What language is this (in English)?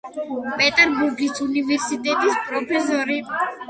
Georgian